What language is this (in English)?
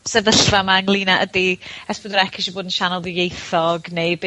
Welsh